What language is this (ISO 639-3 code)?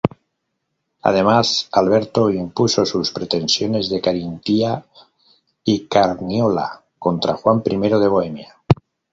spa